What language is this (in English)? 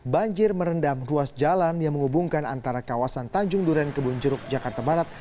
Indonesian